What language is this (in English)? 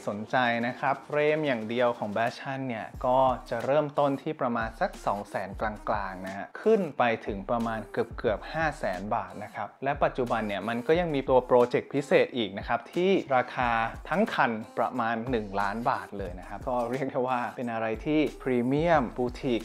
Thai